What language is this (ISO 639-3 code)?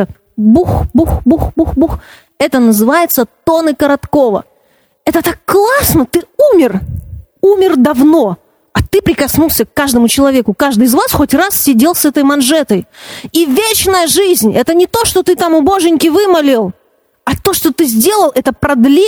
rus